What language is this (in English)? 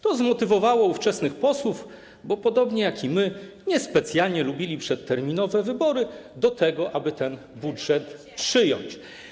Polish